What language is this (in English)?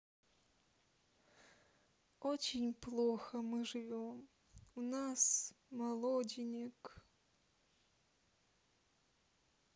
Russian